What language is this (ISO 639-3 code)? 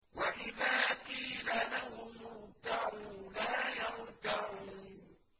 ara